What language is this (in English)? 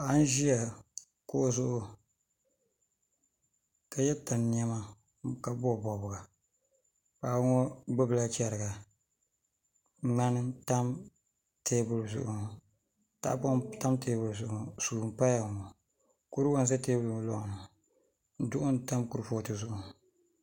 Dagbani